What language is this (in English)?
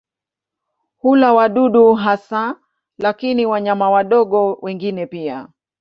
Swahili